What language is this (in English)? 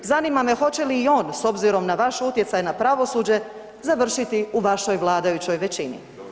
Croatian